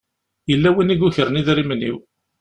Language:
Kabyle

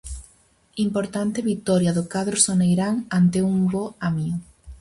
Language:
Galician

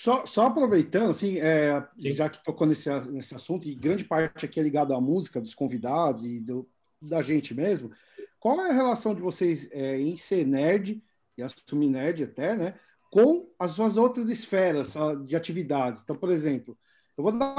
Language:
Portuguese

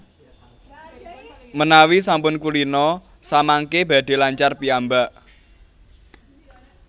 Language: Javanese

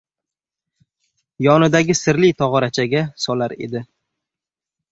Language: Uzbek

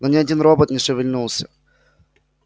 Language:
Russian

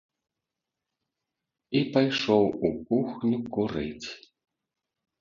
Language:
Belarusian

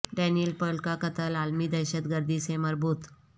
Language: Urdu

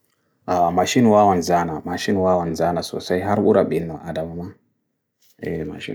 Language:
Bagirmi Fulfulde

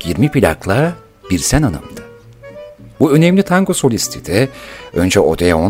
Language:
Turkish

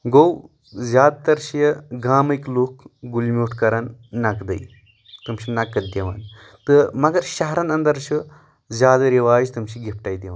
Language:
Kashmiri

